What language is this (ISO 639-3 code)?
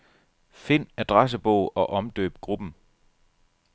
dan